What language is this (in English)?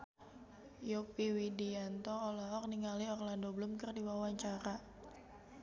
Sundanese